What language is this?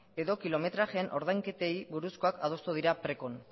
Basque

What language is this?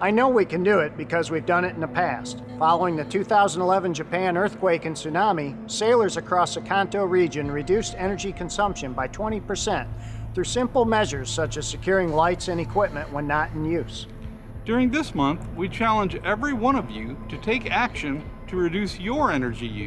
English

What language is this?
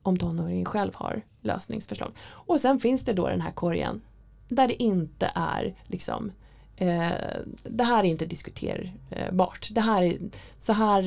Swedish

